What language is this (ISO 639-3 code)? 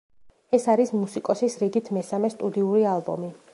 kat